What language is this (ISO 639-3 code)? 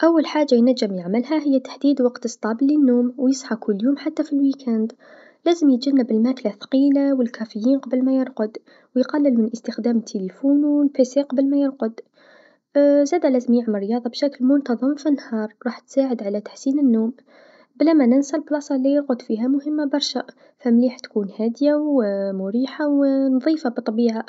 aeb